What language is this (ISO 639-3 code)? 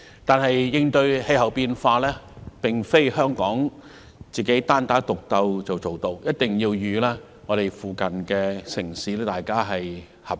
yue